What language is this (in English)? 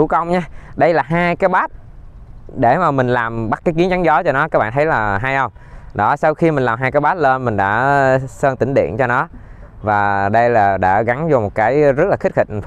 Vietnamese